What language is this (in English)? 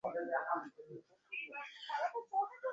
Bangla